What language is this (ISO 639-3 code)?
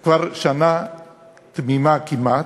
heb